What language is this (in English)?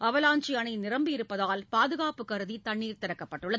Tamil